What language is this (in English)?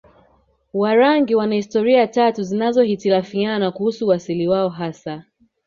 Swahili